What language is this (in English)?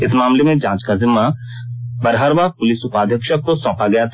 Hindi